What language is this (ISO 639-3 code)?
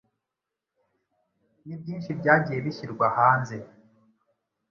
kin